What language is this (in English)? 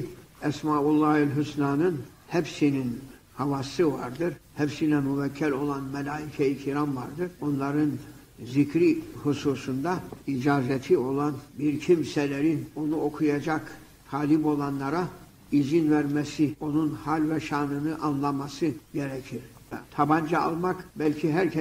Turkish